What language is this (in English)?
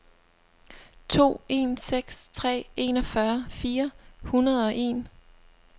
Danish